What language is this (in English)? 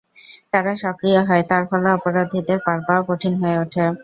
Bangla